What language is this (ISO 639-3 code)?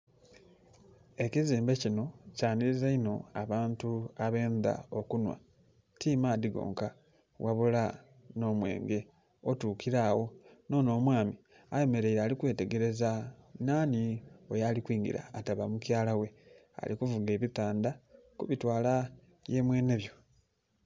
xog